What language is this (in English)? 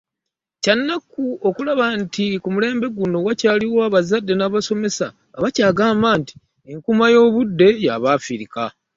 Ganda